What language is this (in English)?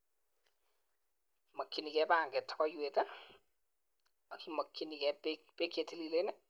Kalenjin